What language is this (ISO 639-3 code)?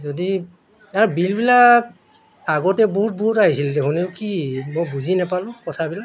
asm